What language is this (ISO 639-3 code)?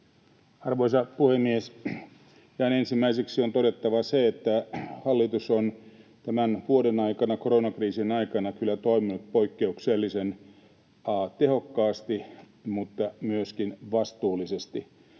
fin